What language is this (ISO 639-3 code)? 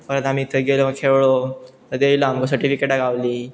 kok